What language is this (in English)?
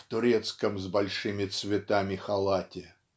Russian